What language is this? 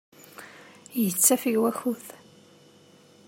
Kabyle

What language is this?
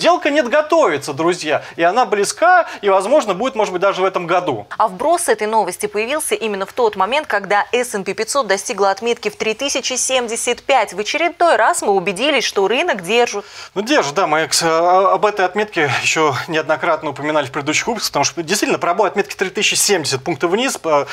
Russian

